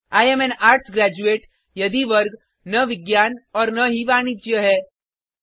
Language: Hindi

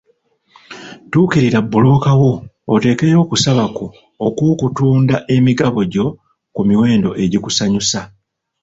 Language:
Ganda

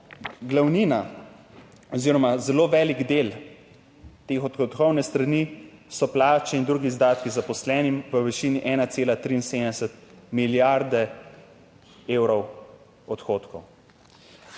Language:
Slovenian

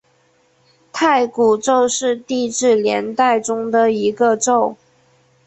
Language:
Chinese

